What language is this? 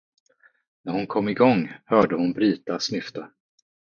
Swedish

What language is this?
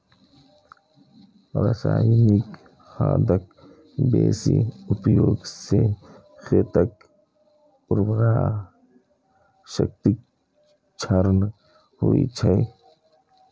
Maithili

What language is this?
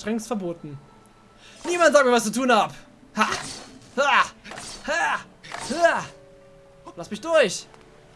German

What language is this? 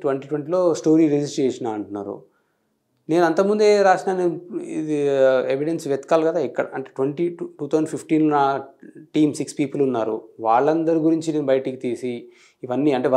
Telugu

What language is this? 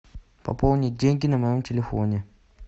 Russian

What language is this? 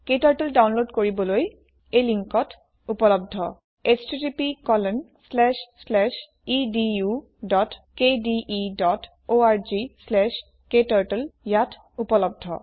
Assamese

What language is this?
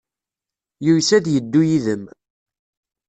Kabyle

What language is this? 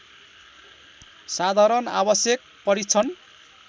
Nepali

